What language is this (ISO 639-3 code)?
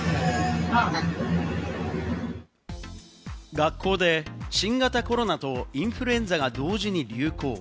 jpn